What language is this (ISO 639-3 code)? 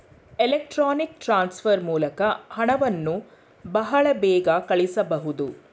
kan